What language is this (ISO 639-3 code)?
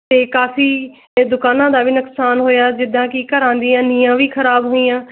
pan